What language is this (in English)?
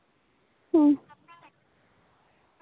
Santali